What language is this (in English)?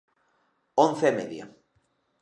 Galician